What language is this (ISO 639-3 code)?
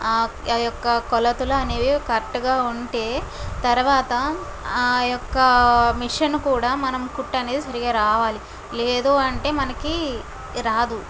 tel